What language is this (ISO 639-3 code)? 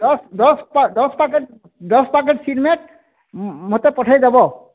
ori